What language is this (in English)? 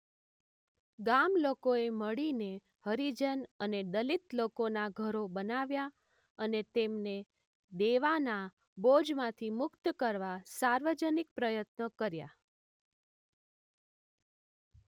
Gujarati